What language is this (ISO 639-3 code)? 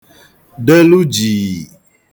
ibo